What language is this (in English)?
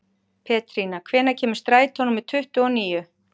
Icelandic